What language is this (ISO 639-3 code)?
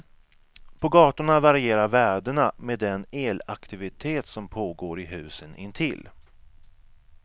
swe